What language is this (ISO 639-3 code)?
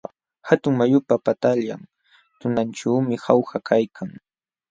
qxw